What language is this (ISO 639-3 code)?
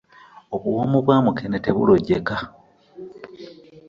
lug